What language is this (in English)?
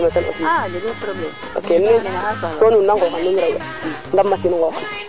Serer